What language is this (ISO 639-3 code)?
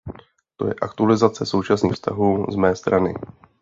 ces